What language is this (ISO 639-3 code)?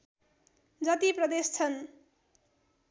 nep